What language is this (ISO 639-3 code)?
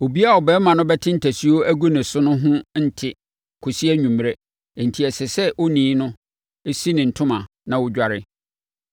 aka